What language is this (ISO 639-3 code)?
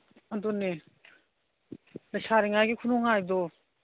mni